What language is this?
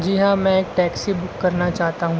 Urdu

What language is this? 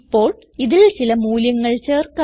Malayalam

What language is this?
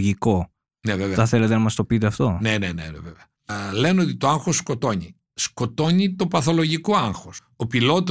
Greek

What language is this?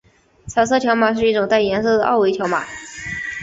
Chinese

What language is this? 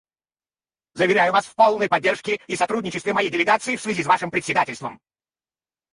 Russian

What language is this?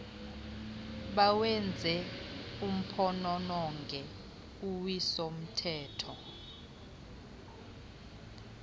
Xhosa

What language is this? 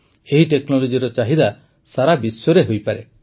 Odia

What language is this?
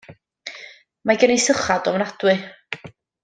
Welsh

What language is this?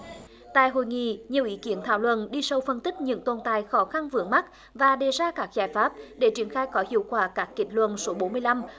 Vietnamese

